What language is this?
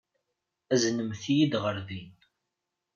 Kabyle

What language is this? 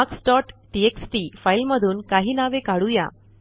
Marathi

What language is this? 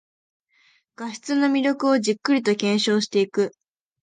Japanese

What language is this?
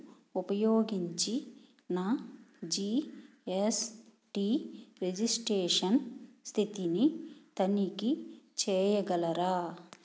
Telugu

